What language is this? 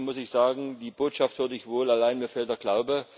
German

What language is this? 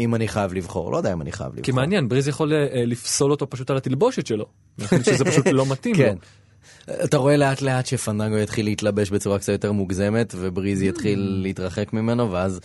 Hebrew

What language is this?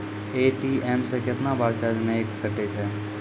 Maithili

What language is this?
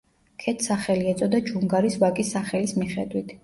Georgian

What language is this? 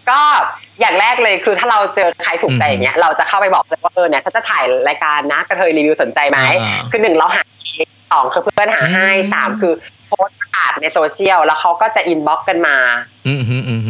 Thai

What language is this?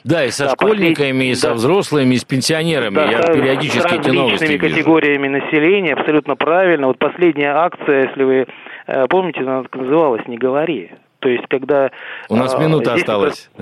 Russian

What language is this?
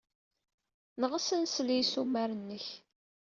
Kabyle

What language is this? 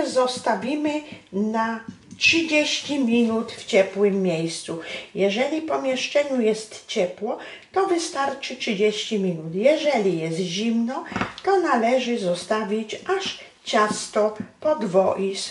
Polish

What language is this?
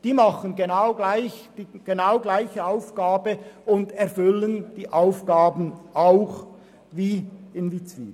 Swiss German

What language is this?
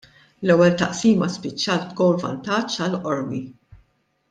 Maltese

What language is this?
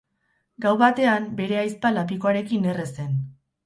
Basque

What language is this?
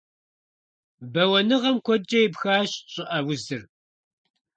Kabardian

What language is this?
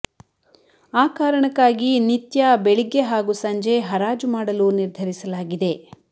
Kannada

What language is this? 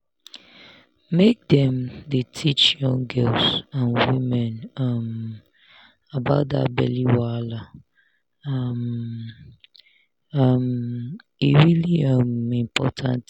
Nigerian Pidgin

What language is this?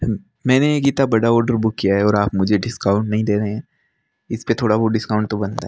Hindi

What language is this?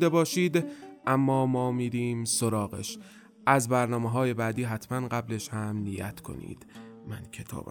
Persian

